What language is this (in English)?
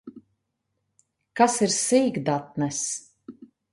Latvian